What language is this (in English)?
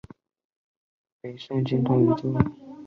Chinese